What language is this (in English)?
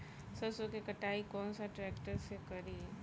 Bhojpuri